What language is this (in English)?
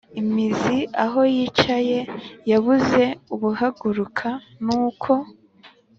Kinyarwanda